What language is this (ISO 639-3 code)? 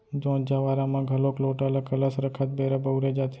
hne